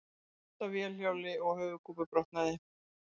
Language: Icelandic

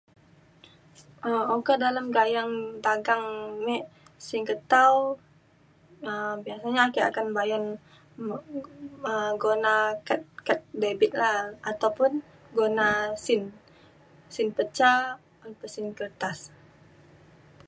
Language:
Mainstream Kenyah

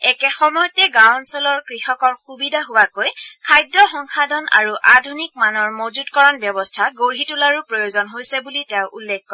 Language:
Assamese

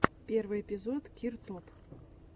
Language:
Russian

